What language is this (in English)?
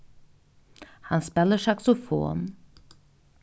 Faroese